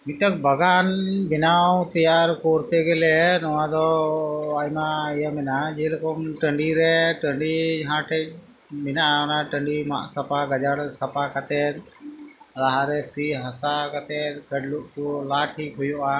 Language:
Santali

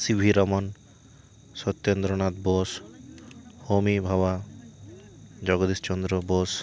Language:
Santali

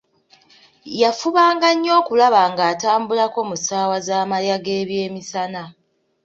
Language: Ganda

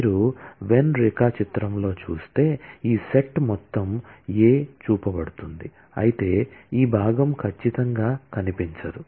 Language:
Telugu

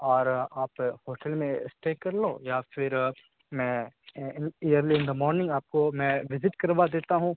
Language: Urdu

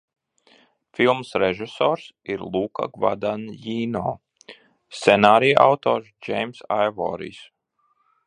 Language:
Latvian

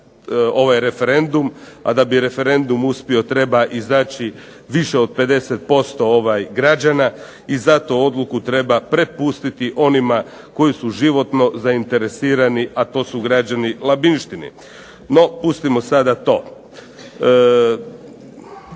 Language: Croatian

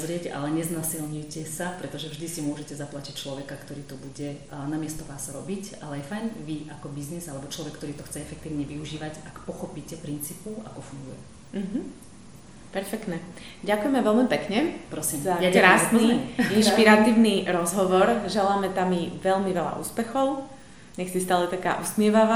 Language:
Slovak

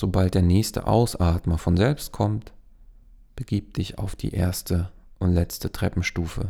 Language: German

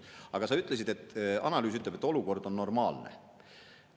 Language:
Estonian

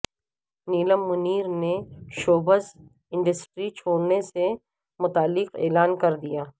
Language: Urdu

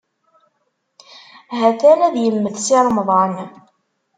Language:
Kabyle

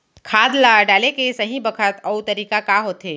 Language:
Chhattisgarhi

